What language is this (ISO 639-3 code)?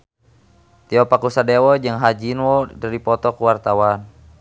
sun